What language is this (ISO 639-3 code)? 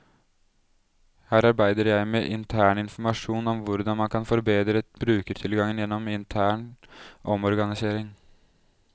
nor